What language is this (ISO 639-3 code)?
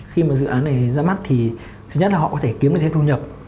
vie